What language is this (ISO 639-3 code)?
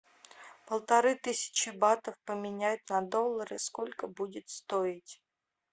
rus